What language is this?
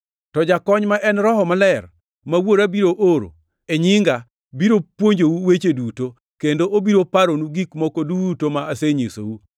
Luo (Kenya and Tanzania)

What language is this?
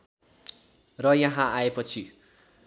Nepali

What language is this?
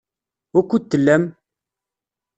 Kabyle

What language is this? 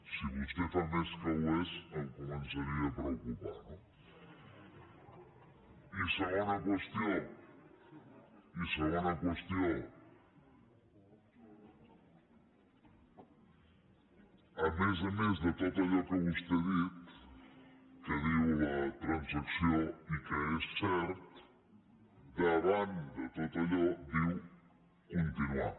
Catalan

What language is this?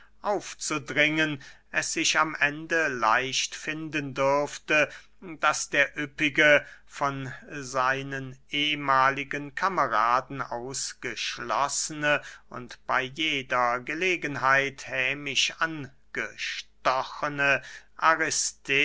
German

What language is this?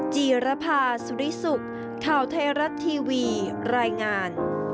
Thai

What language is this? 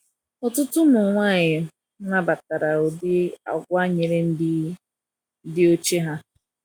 Igbo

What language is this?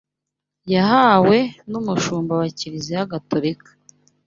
Kinyarwanda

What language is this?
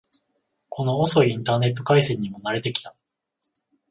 Japanese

